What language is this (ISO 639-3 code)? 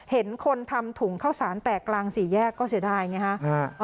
tha